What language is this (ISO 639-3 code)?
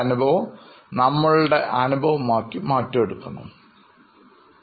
mal